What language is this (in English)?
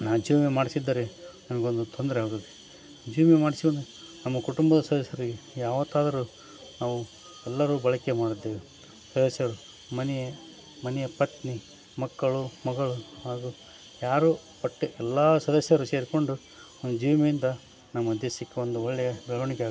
Kannada